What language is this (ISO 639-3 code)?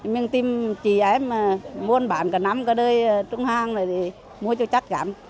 vie